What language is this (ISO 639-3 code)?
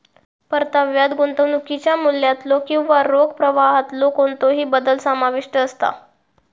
mar